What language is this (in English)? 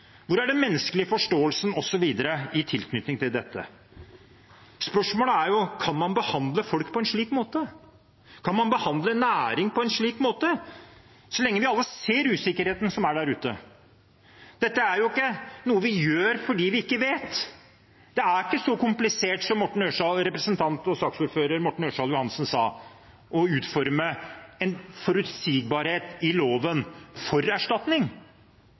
Norwegian Bokmål